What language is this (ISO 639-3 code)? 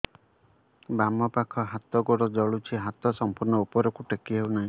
ori